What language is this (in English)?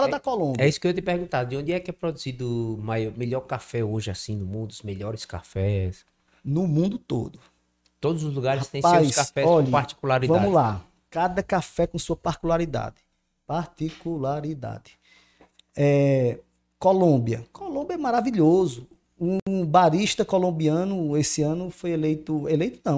Portuguese